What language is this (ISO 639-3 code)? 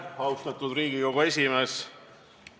est